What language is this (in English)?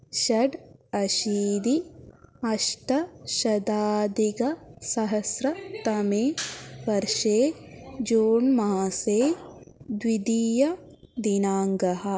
Sanskrit